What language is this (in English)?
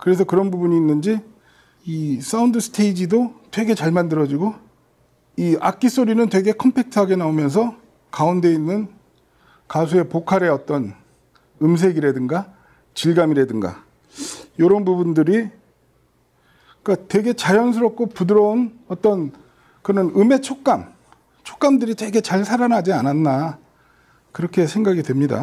Korean